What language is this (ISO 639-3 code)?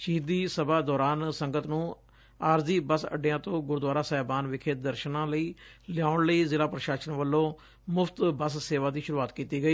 pan